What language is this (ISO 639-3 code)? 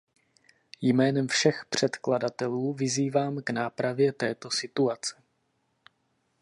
ces